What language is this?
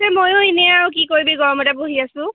Assamese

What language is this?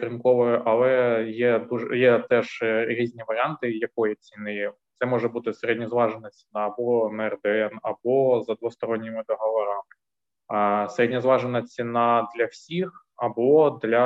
Ukrainian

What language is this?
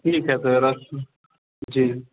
Maithili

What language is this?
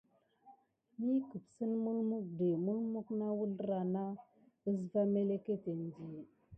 Gidar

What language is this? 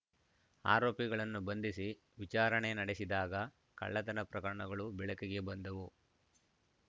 Kannada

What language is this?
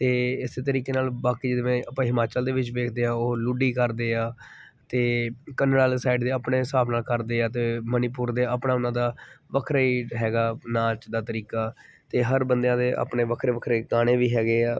Punjabi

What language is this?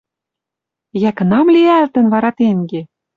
Western Mari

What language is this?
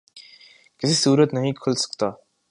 Urdu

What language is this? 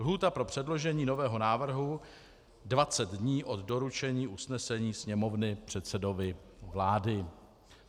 Czech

